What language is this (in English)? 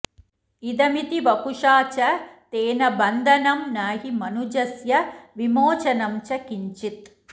Sanskrit